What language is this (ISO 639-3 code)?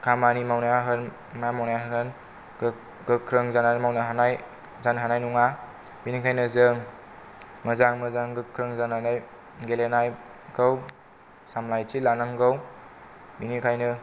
brx